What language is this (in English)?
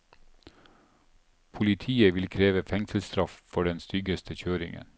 Norwegian